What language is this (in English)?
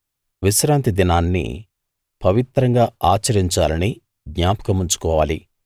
Telugu